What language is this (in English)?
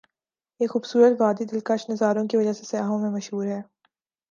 Urdu